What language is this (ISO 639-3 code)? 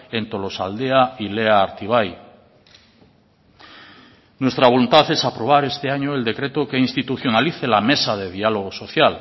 spa